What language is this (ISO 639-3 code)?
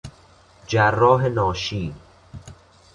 fas